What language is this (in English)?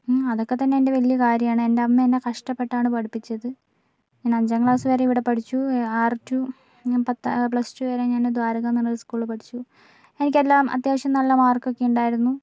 Malayalam